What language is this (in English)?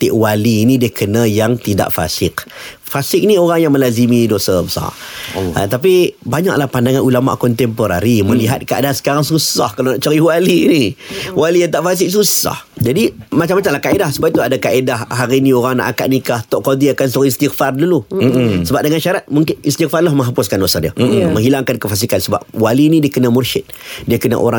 Malay